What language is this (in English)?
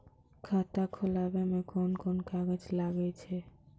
Maithili